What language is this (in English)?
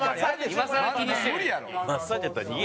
Japanese